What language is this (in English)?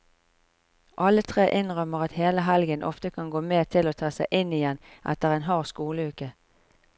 Norwegian